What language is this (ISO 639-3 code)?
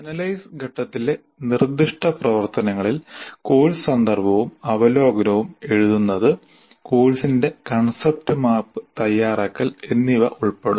mal